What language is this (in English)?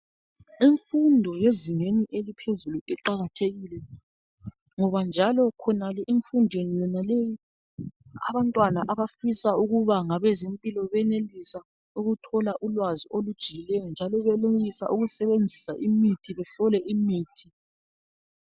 North Ndebele